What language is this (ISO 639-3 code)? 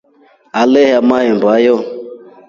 rof